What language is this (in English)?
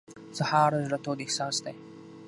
Pashto